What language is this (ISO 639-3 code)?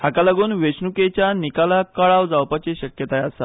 kok